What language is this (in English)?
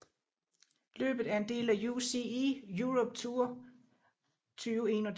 Danish